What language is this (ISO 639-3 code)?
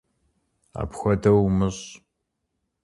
kbd